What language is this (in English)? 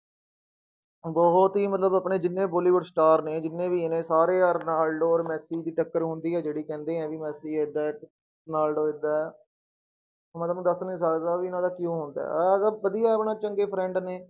Punjabi